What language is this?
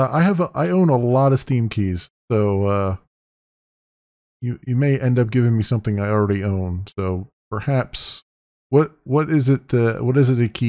English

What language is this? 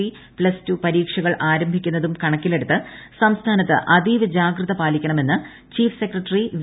Malayalam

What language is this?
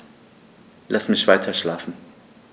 German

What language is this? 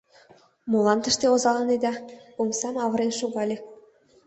Mari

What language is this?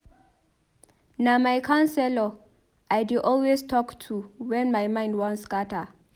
Nigerian Pidgin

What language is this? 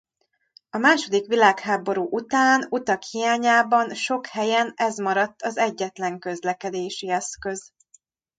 Hungarian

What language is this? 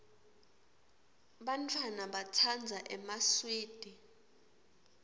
Swati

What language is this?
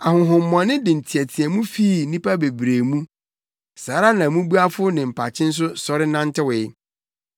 Akan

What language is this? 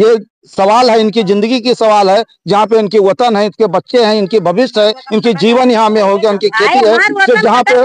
Hindi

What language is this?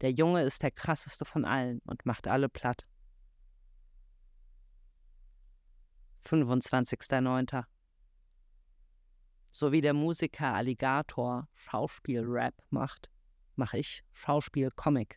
German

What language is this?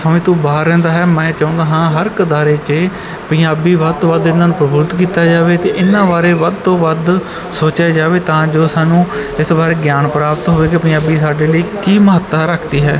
Punjabi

